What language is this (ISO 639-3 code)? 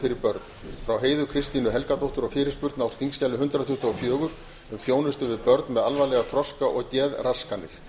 isl